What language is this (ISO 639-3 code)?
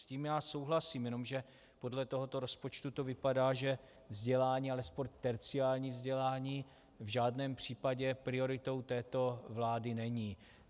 ces